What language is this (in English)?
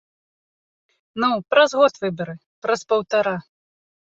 Belarusian